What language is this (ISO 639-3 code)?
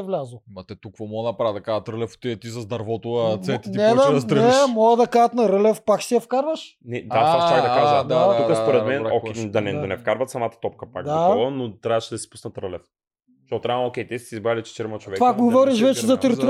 bul